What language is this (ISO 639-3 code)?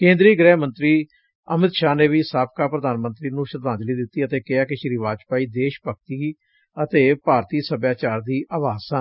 pan